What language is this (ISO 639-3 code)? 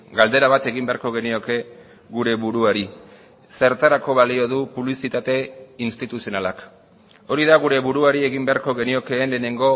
eus